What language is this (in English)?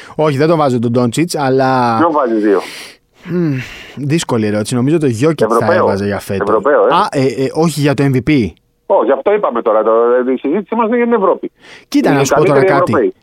Greek